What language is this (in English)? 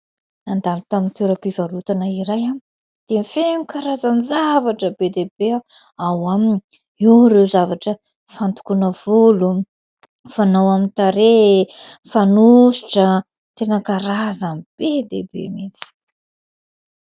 Malagasy